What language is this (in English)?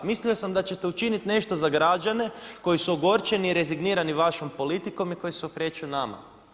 Croatian